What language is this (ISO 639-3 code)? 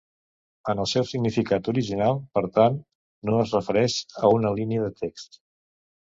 cat